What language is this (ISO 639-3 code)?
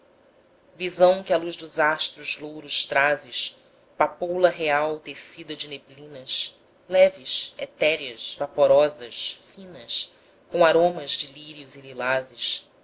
por